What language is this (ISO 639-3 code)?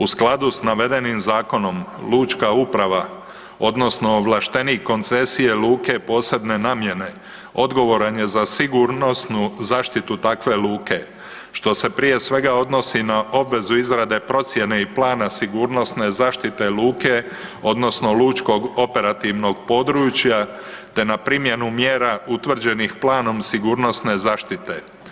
hrv